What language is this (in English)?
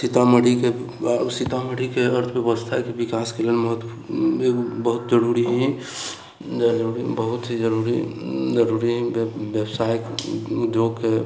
Maithili